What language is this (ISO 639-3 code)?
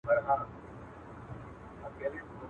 pus